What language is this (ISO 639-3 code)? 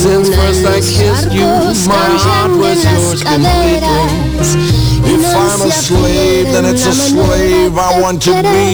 ell